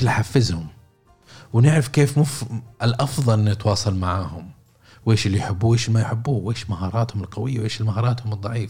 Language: Arabic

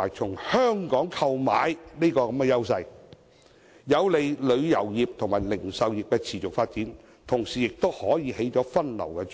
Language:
Cantonese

